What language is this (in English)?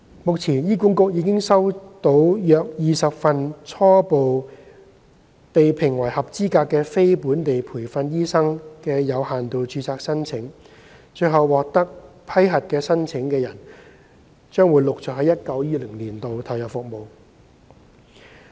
Cantonese